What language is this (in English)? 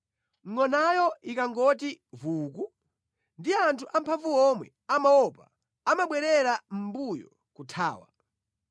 Nyanja